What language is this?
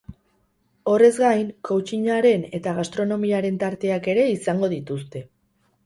Basque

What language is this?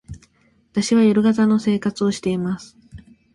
Japanese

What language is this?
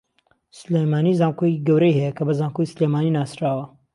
Central Kurdish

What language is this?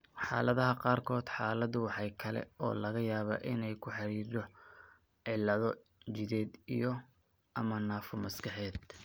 Somali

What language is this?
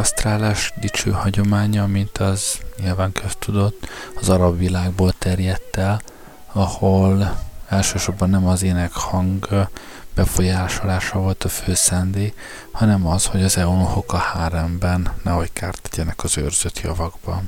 Hungarian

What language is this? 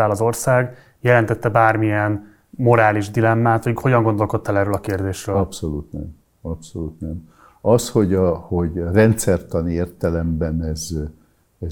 Hungarian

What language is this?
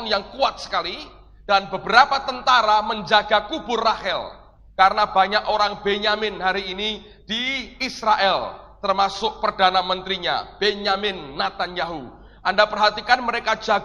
Indonesian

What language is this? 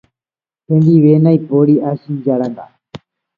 Guarani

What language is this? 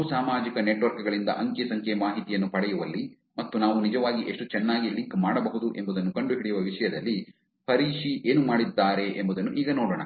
Kannada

